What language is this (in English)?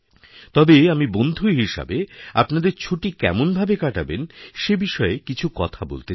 Bangla